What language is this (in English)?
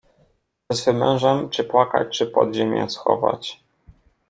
Polish